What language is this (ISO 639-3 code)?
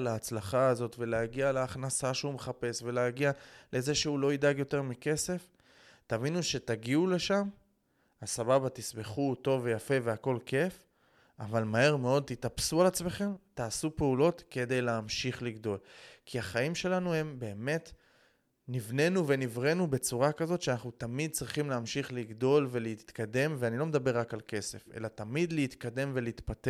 heb